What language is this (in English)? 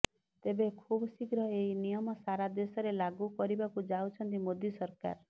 Odia